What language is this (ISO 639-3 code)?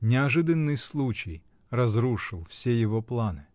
rus